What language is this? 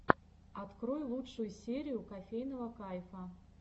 Russian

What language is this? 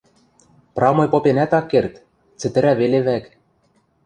Western Mari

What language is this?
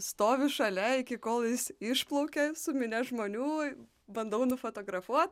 Lithuanian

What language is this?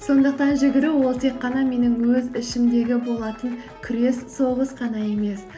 Kazakh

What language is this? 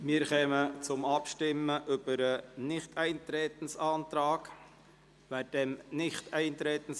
Swiss German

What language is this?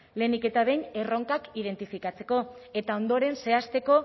Basque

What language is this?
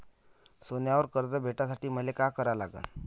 Marathi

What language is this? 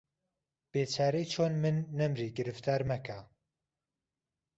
Central Kurdish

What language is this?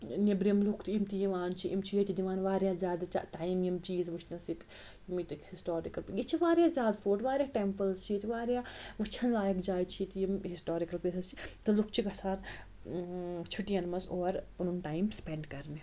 Kashmiri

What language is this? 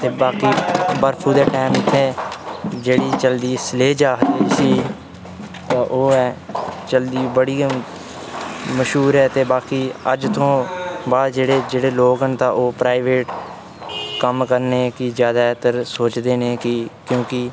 Dogri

